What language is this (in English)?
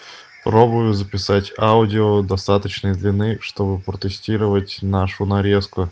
Russian